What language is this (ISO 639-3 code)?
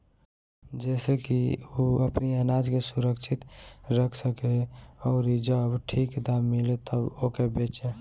bho